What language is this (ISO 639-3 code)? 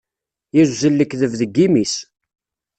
kab